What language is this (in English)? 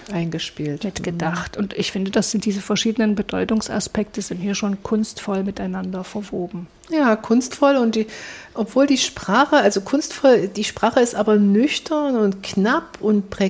German